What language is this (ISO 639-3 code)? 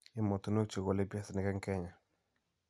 kln